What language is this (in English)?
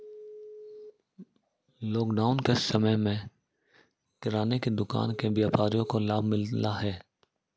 Hindi